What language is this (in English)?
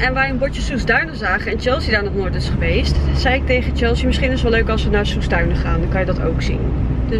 Dutch